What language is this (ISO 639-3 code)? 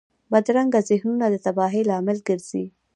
pus